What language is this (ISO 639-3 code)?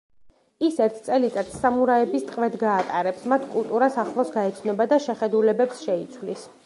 kat